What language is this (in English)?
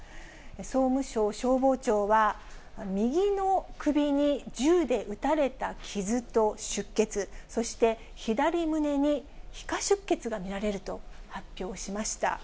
Japanese